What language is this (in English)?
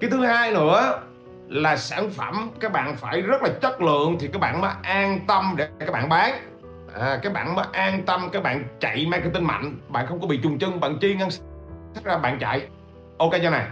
Vietnamese